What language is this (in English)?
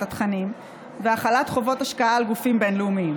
Hebrew